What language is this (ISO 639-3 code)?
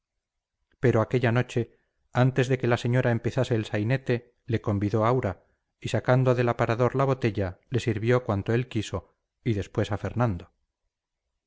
spa